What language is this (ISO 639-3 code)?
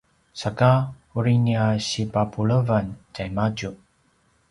pwn